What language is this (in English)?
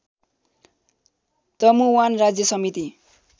Nepali